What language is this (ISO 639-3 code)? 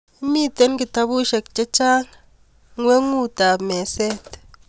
kln